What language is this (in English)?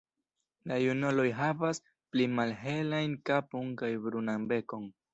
Esperanto